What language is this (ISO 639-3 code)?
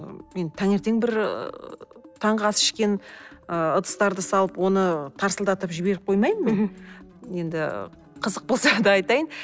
kaz